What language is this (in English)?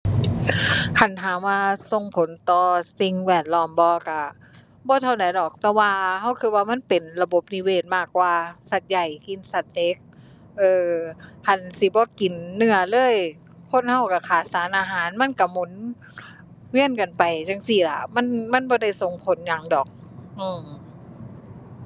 Thai